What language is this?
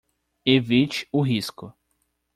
Portuguese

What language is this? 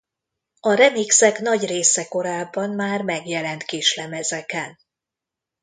Hungarian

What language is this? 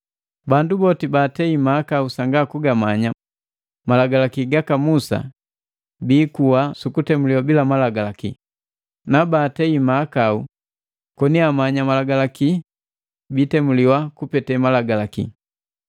Matengo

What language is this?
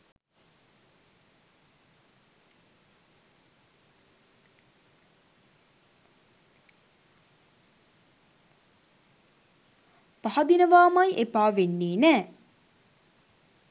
Sinhala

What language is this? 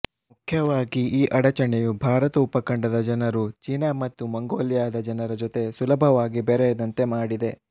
Kannada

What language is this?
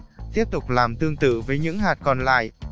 Vietnamese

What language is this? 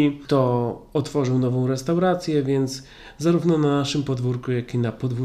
Polish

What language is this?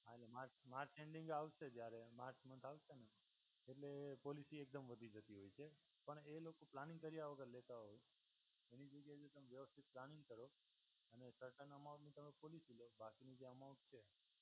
Gujarati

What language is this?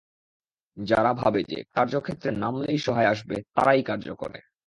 Bangla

